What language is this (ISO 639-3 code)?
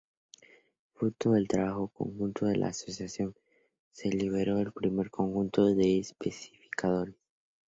spa